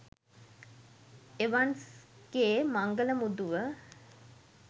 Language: Sinhala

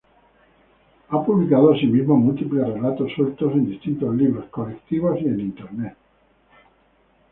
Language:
Spanish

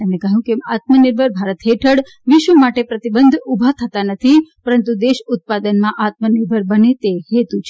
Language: Gujarati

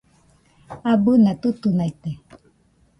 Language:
Nüpode Huitoto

